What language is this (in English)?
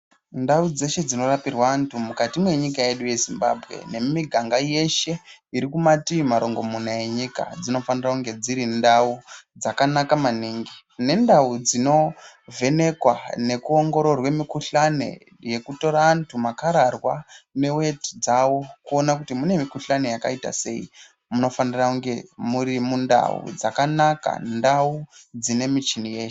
Ndau